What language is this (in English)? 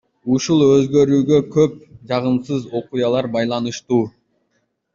Kyrgyz